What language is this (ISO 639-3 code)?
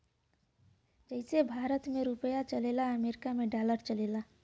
bho